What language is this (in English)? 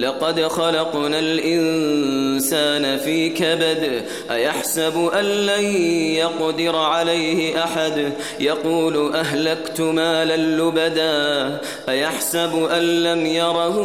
Arabic